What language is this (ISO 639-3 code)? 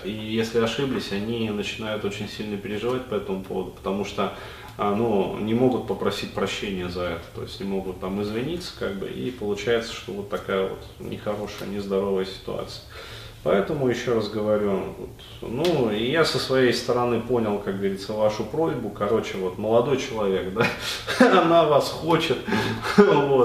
rus